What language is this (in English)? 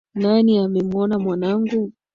Swahili